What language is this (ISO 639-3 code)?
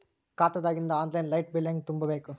kan